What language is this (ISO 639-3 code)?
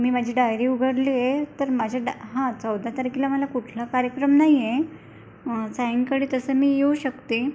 mar